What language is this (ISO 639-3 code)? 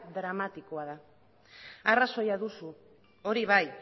eus